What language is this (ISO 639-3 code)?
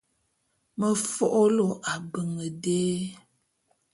bum